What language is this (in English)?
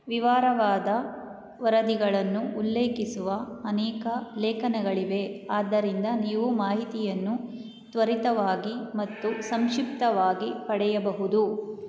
Kannada